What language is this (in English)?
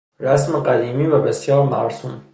Persian